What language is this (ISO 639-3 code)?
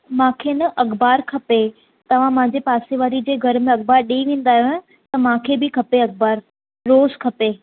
snd